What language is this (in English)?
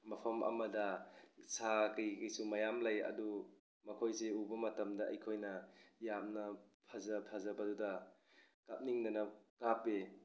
Manipuri